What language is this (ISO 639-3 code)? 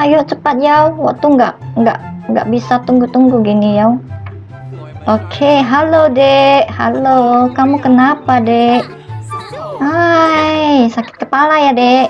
ind